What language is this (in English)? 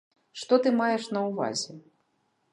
Belarusian